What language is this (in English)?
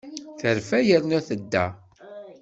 Kabyle